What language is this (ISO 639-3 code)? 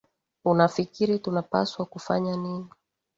swa